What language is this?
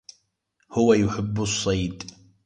Arabic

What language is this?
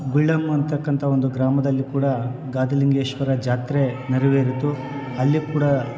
Kannada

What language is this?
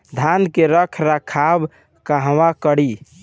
Bhojpuri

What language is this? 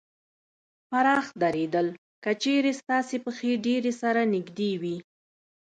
Pashto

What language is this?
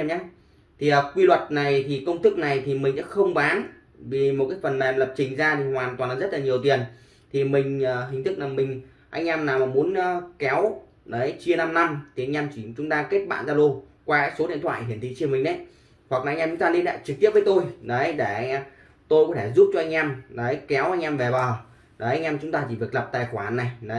Vietnamese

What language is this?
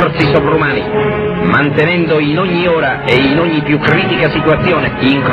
Italian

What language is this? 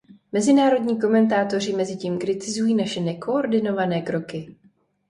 Czech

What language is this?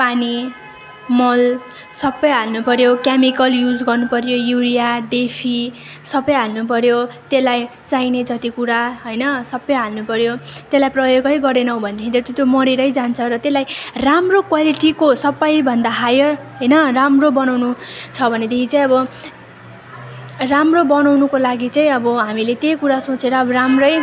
Nepali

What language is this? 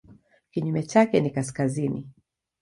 Swahili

